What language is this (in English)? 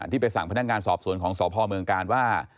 Thai